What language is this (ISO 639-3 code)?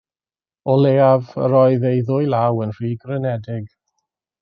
cym